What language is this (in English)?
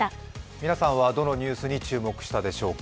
Japanese